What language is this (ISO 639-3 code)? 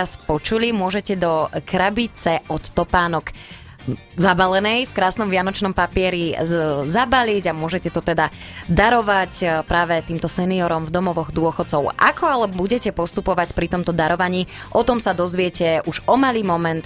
slk